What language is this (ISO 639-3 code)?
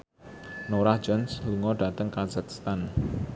jav